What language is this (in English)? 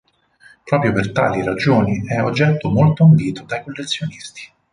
Italian